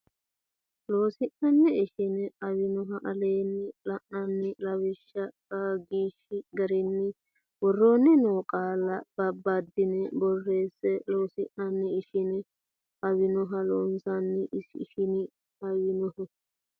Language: Sidamo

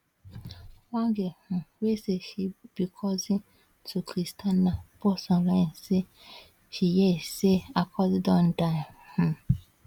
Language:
Nigerian Pidgin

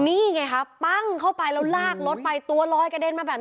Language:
Thai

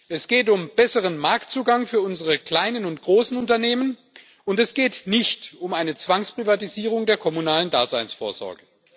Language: German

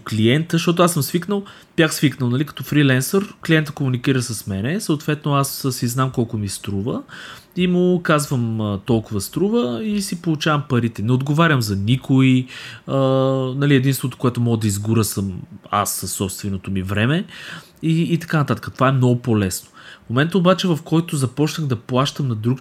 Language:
Bulgarian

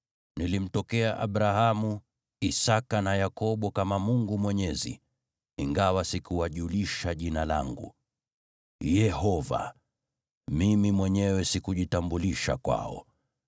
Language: Swahili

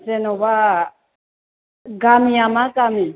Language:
Bodo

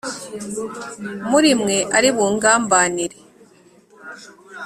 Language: Kinyarwanda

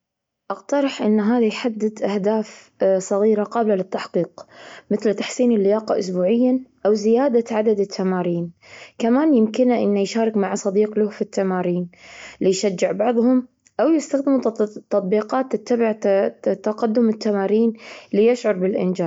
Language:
Gulf Arabic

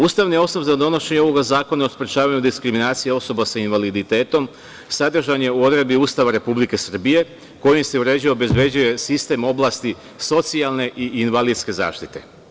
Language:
Serbian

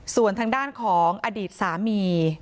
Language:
Thai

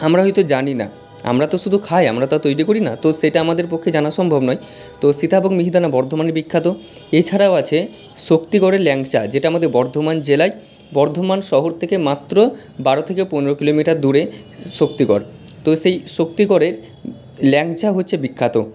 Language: Bangla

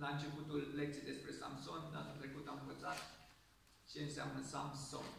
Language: Romanian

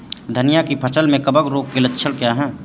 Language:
Hindi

